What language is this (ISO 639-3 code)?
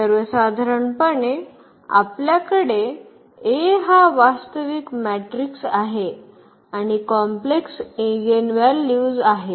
mar